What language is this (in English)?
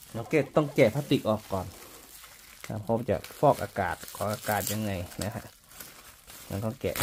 Thai